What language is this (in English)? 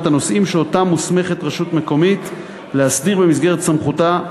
Hebrew